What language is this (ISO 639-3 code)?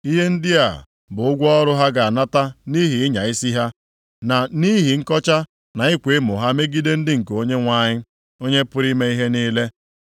ibo